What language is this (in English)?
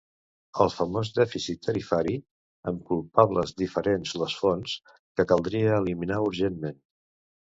Catalan